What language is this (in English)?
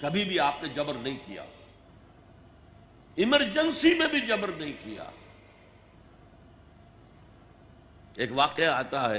Urdu